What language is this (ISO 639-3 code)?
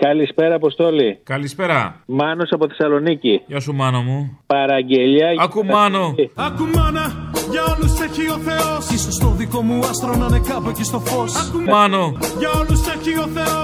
ell